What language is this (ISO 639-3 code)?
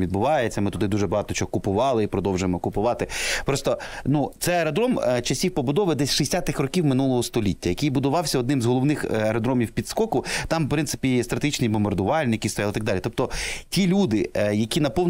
ukr